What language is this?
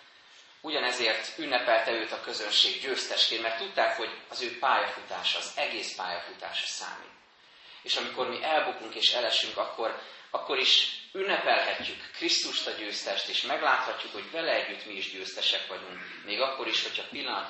Hungarian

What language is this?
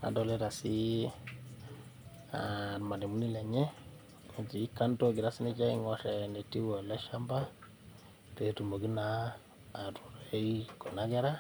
Masai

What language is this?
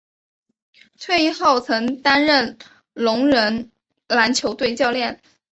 Chinese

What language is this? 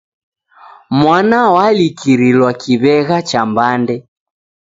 Taita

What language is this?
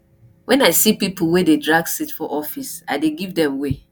Nigerian Pidgin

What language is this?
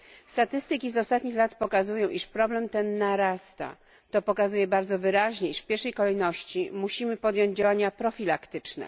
Polish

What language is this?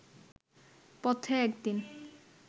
Bangla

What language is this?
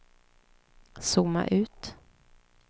Swedish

